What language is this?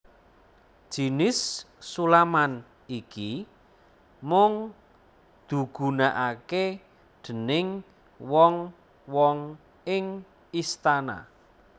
Javanese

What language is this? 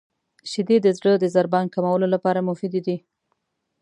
Pashto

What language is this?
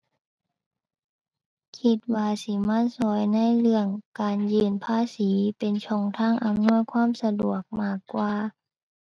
Thai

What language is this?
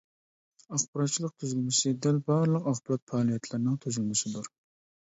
Uyghur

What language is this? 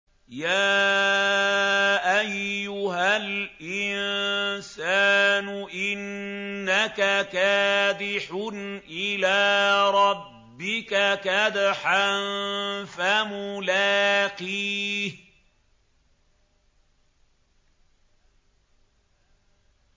Arabic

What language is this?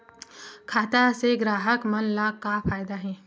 Chhattisgarhi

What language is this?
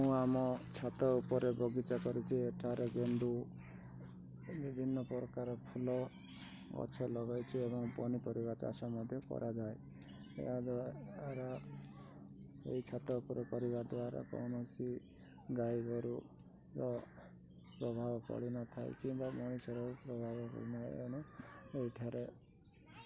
Odia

